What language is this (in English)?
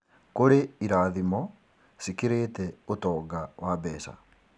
Kikuyu